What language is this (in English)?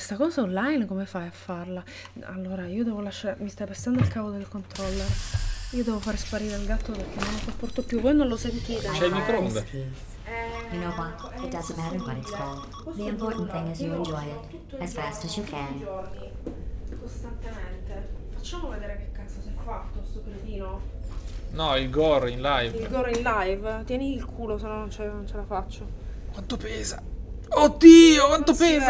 Italian